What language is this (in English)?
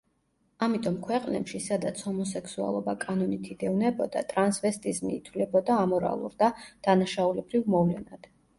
Georgian